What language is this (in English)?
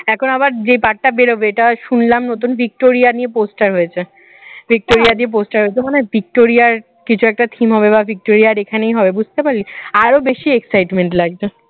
Bangla